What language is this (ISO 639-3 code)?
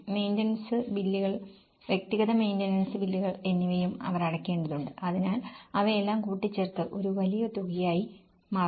mal